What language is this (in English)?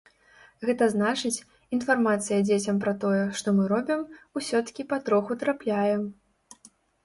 Belarusian